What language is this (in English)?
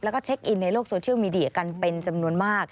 Thai